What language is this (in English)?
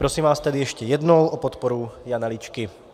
Czech